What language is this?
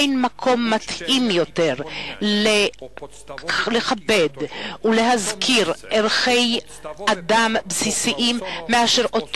Hebrew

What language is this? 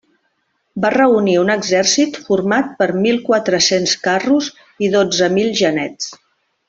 Catalan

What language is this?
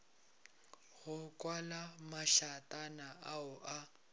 Northern Sotho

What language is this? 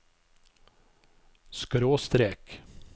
Norwegian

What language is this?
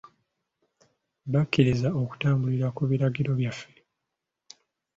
Ganda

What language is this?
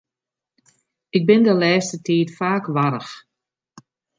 Western Frisian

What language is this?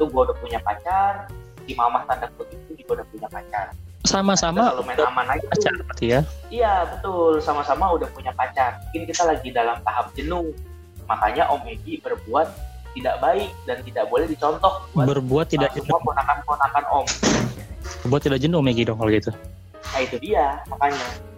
Indonesian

